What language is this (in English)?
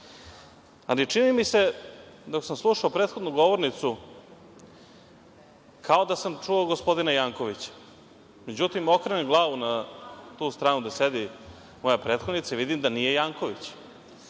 Serbian